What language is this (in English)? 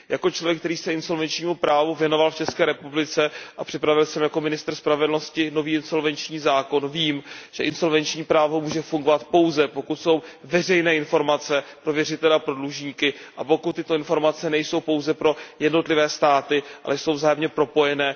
Czech